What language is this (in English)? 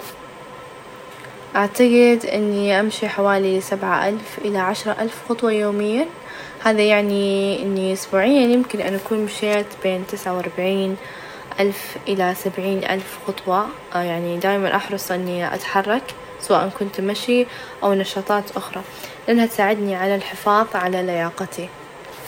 Najdi Arabic